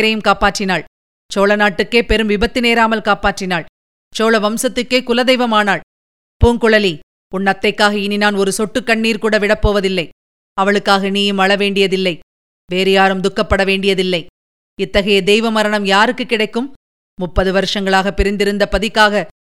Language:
Tamil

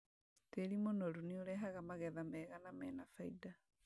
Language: Kikuyu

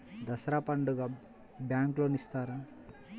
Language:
Telugu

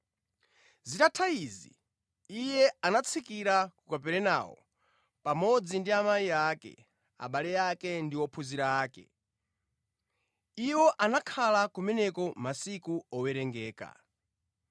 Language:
Nyanja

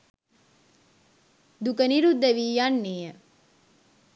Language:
Sinhala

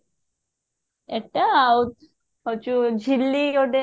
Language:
Odia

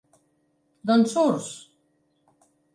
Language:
Catalan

